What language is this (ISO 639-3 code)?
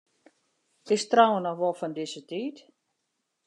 fry